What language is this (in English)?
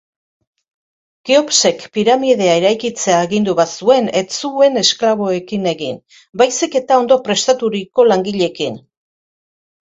Basque